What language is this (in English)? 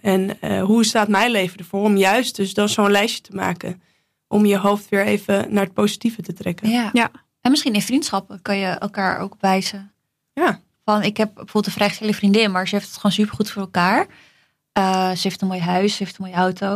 Dutch